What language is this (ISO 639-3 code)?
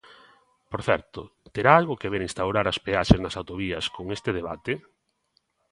glg